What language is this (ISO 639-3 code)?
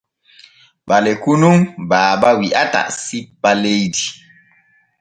fue